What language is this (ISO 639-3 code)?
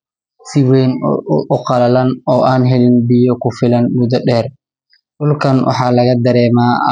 som